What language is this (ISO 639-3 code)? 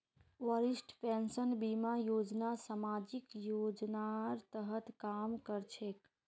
mag